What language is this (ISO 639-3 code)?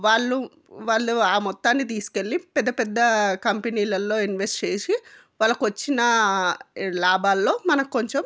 tel